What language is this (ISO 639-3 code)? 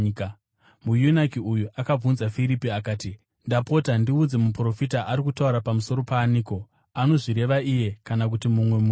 sna